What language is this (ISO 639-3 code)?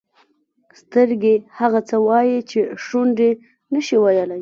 pus